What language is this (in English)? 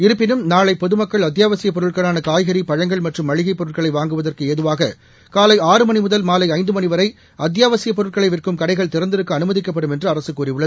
Tamil